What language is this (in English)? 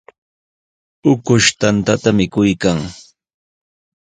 Sihuas Ancash Quechua